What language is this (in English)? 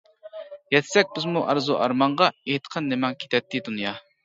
Uyghur